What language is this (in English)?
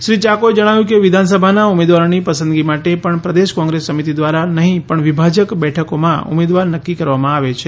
Gujarati